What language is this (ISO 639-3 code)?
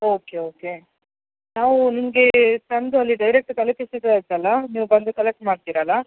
kan